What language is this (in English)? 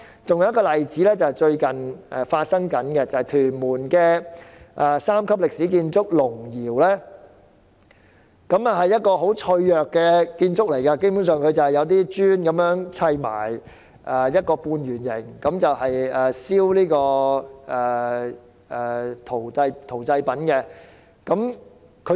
Cantonese